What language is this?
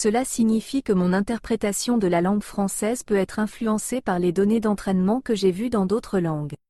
French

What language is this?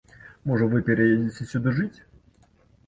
Belarusian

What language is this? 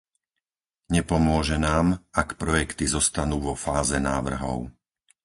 Slovak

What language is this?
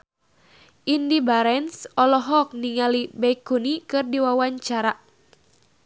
Sundanese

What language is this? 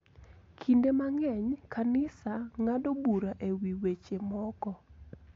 Luo (Kenya and Tanzania)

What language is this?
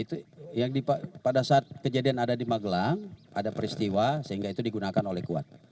Indonesian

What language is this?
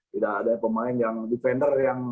Indonesian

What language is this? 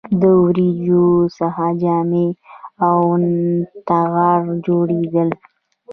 Pashto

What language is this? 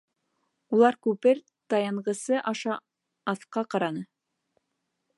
Bashkir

